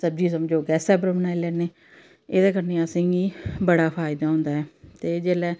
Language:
Dogri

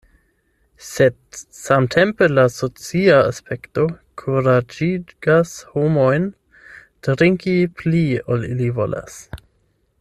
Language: Esperanto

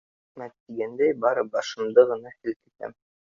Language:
Bashkir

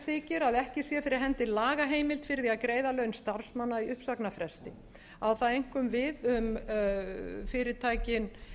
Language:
Icelandic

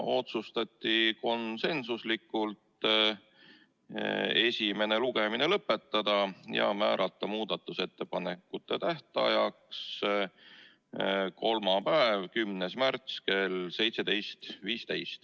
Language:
Estonian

